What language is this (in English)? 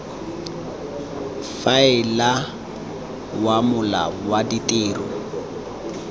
Tswana